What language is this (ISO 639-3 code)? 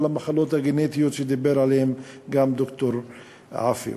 heb